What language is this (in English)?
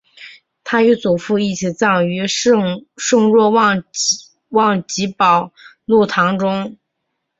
Chinese